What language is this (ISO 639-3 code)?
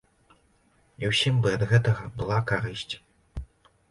bel